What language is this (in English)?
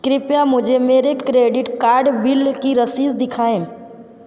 Hindi